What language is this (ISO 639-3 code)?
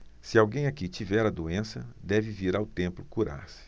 por